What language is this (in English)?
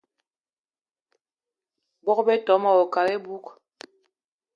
Eton (Cameroon)